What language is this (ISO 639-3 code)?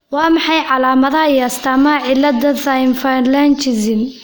som